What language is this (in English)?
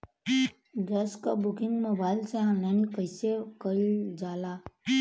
Bhojpuri